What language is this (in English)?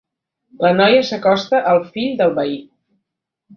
Catalan